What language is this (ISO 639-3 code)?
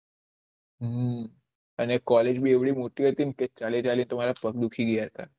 guj